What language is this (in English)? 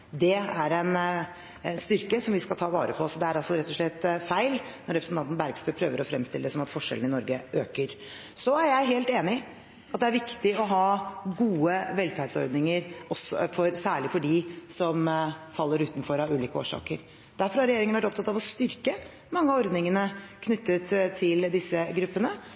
Norwegian Bokmål